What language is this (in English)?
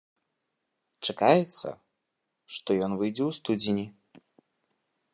Belarusian